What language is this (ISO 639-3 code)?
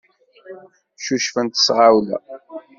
kab